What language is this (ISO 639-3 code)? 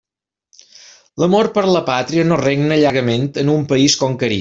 cat